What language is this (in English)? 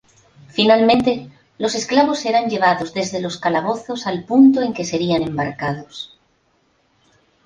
Spanish